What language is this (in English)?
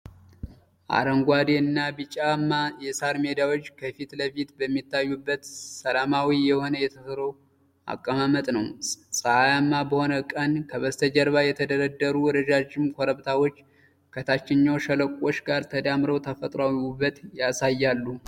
Amharic